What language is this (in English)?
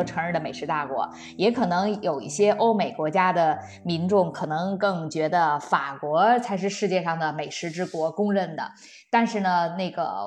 Chinese